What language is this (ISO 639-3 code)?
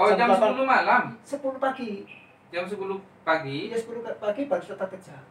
ind